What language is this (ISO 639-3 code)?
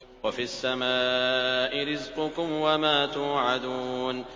ara